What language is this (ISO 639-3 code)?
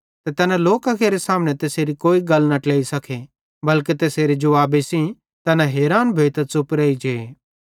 bhd